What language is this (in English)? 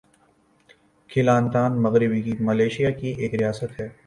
Urdu